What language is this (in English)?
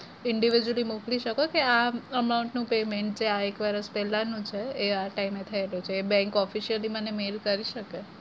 Gujarati